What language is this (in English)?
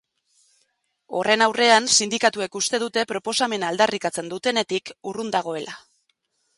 Basque